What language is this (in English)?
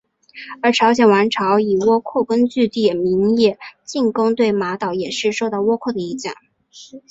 Chinese